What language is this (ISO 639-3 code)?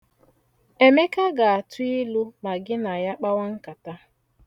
ibo